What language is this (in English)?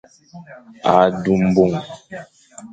Fang